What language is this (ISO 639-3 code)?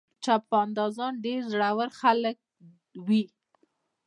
pus